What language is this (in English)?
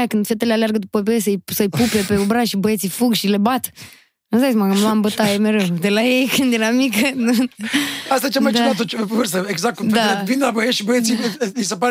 Romanian